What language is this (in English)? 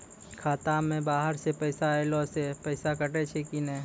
Maithili